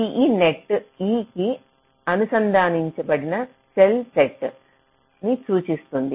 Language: Telugu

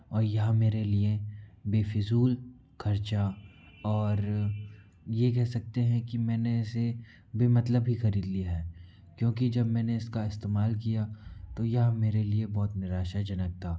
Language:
Hindi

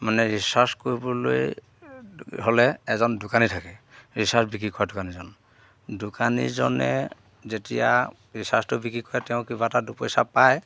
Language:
Assamese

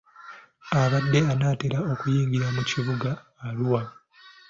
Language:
Ganda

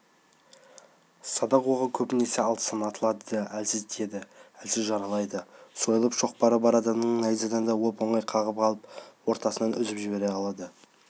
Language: Kazakh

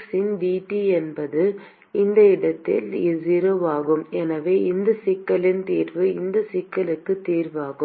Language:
Tamil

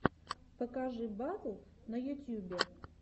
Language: Russian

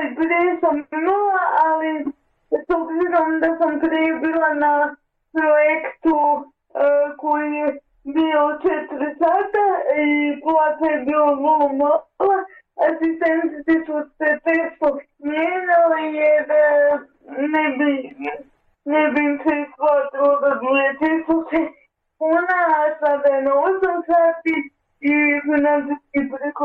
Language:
Croatian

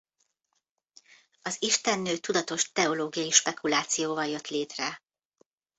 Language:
Hungarian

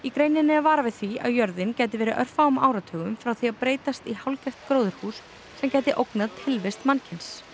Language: Icelandic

